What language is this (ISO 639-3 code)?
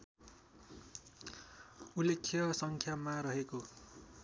nep